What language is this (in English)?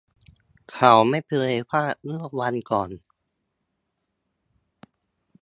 Thai